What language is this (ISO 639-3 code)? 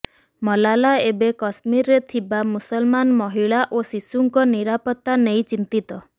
ori